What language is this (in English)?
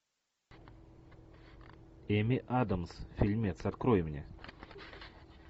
Russian